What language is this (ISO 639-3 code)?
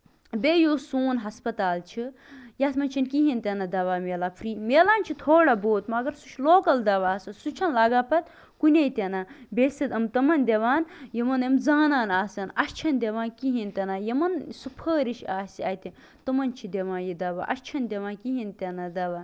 kas